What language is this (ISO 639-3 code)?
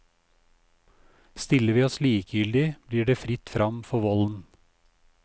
nor